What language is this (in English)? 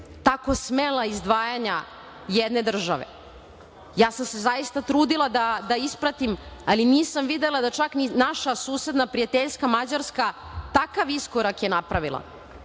Serbian